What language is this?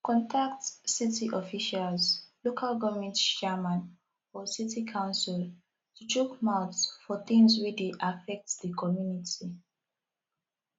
Nigerian Pidgin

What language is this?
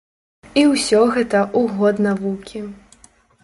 Belarusian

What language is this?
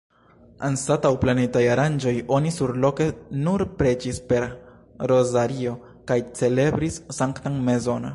Esperanto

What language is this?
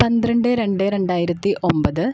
Malayalam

